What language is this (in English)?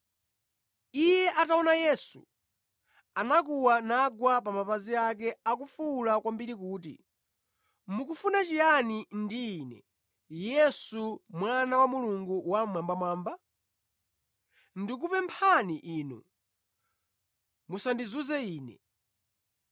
Nyanja